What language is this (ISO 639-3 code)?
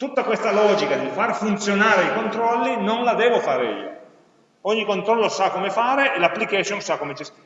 ita